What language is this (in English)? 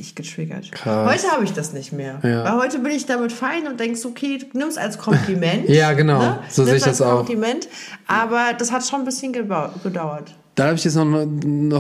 German